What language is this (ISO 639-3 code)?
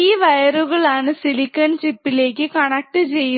mal